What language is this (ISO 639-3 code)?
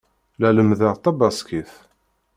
kab